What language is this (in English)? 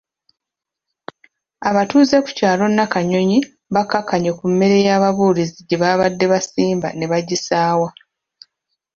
Ganda